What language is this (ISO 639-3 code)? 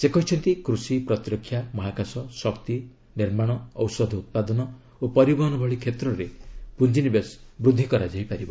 ori